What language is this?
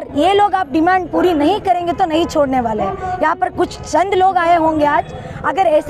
Hindi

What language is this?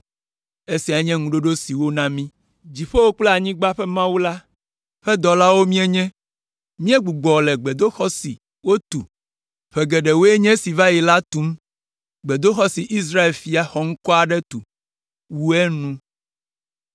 Ewe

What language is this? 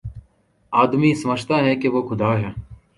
Urdu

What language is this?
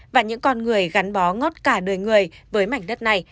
Vietnamese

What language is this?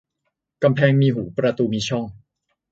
Thai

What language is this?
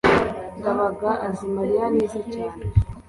Kinyarwanda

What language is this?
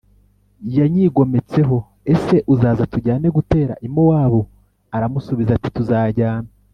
Kinyarwanda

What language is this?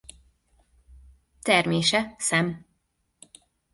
Hungarian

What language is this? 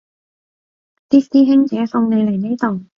Cantonese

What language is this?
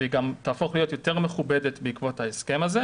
Hebrew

